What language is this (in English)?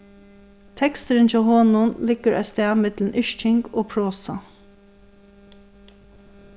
Faroese